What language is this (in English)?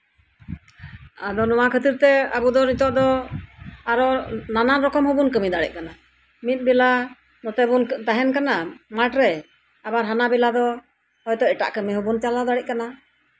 Santali